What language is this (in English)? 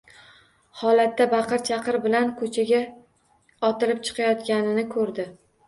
Uzbek